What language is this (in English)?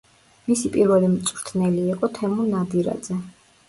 Georgian